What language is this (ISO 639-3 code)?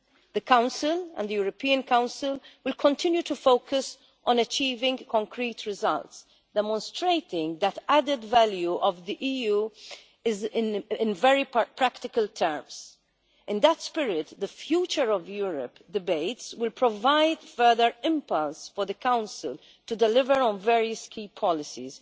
eng